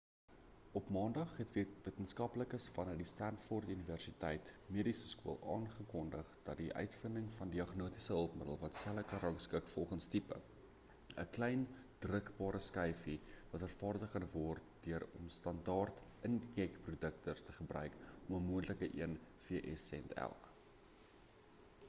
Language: Afrikaans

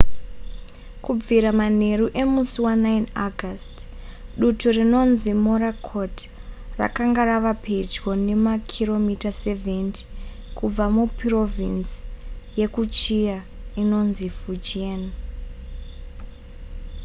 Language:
Shona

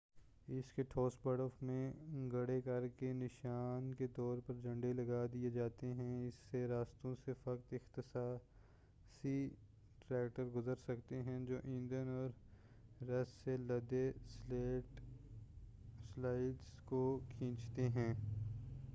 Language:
Urdu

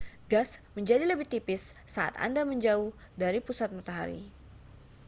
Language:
Indonesian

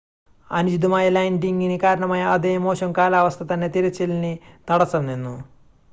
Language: Malayalam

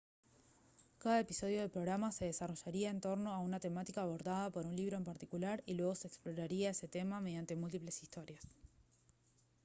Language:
Spanish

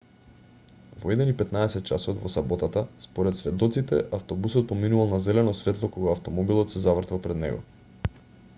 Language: Macedonian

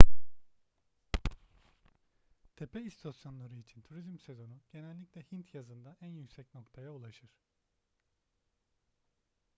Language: Turkish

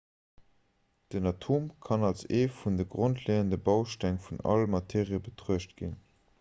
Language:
Luxembourgish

